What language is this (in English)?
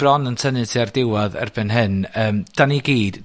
Welsh